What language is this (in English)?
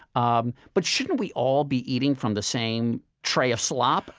English